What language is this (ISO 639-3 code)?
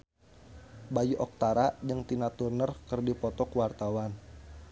sun